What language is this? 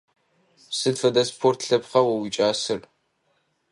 Adyghe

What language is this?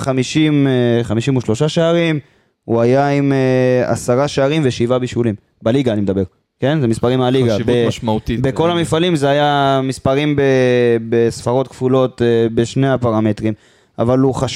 Hebrew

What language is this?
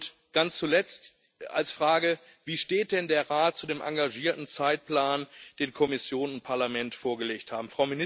German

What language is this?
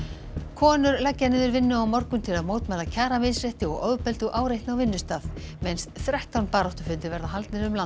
Icelandic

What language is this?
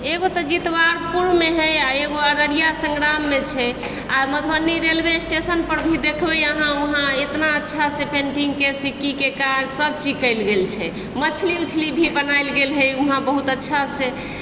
Maithili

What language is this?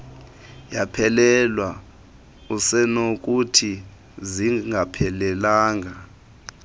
Xhosa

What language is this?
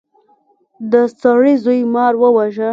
Pashto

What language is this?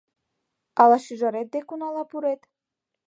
Mari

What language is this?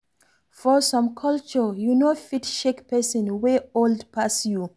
Nigerian Pidgin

